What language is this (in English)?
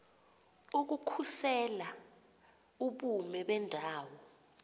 Xhosa